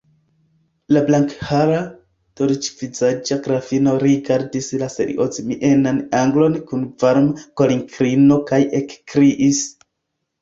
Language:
Esperanto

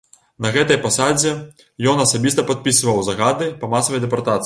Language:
Belarusian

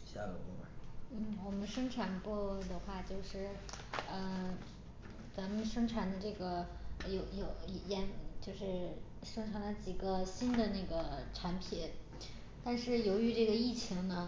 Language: Chinese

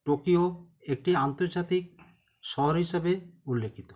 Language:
Bangla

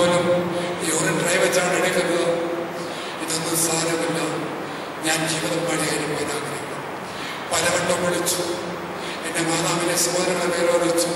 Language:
Romanian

